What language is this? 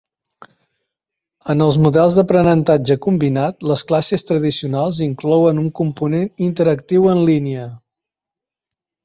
Catalan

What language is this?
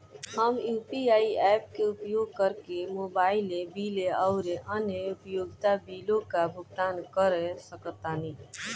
Bhojpuri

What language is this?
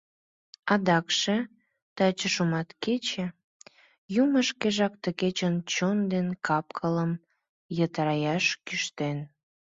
Mari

